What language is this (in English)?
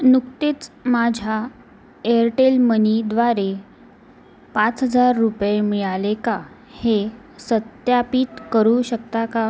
Marathi